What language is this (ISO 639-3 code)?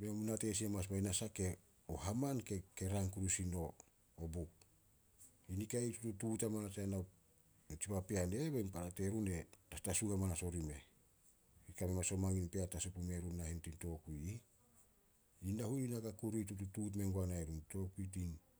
sol